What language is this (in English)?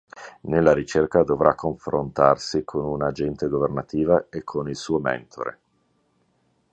Italian